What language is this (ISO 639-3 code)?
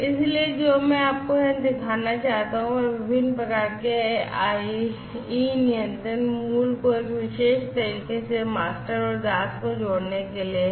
hin